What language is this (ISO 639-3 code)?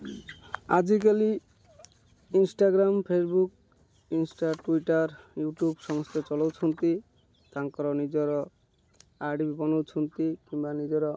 ori